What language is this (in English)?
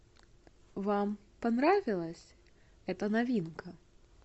Russian